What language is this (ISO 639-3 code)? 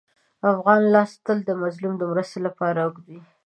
pus